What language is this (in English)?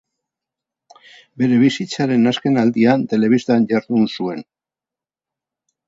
Basque